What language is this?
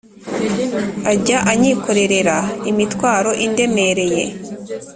Kinyarwanda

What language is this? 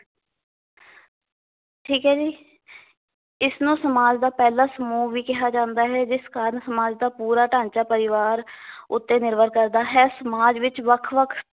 Punjabi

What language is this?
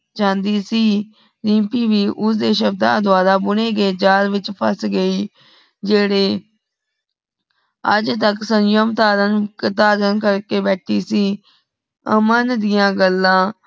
Punjabi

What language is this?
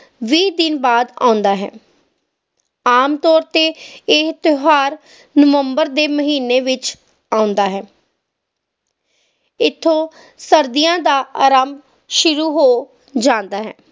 Punjabi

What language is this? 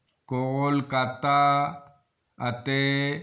Punjabi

